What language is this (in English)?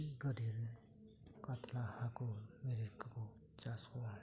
Santali